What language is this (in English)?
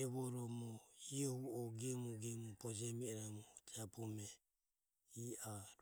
Ömie